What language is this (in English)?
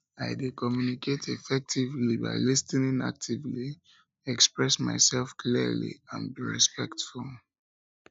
Nigerian Pidgin